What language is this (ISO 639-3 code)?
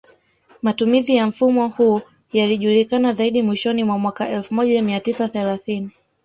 swa